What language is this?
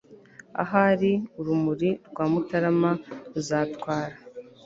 Kinyarwanda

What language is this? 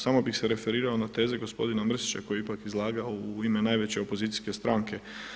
Croatian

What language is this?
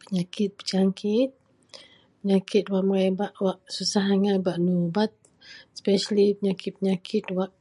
Central Melanau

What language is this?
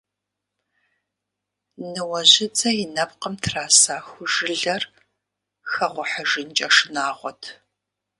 Kabardian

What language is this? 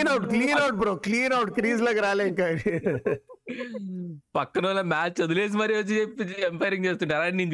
Telugu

